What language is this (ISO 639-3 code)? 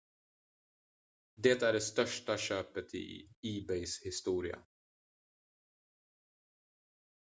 swe